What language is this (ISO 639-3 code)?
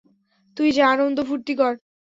ben